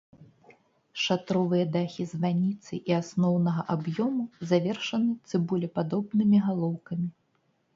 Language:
Belarusian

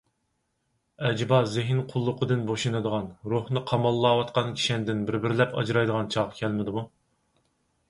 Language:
Uyghur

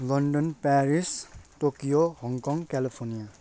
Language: Nepali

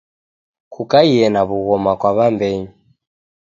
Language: Taita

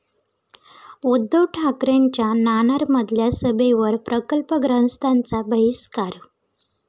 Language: Marathi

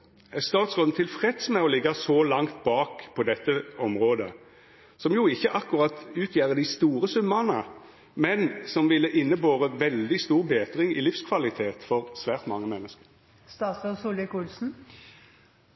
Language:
Norwegian Nynorsk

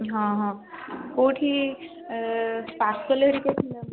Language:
Odia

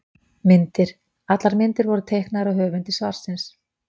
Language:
Icelandic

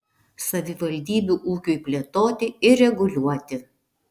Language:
Lithuanian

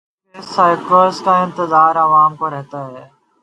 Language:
Urdu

